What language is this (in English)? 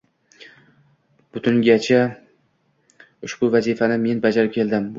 Uzbek